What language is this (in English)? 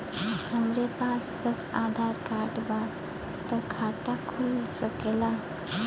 Bhojpuri